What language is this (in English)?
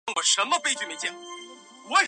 Chinese